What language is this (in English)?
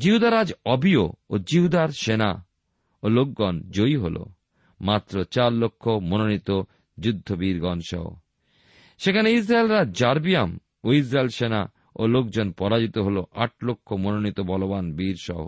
Bangla